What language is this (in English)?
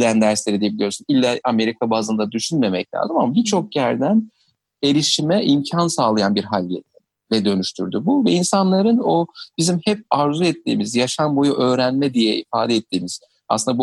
Turkish